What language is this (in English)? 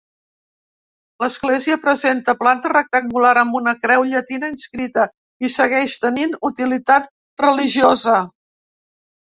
Catalan